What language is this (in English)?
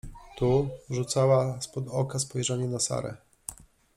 Polish